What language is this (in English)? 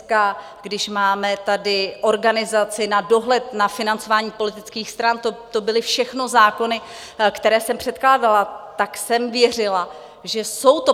Czech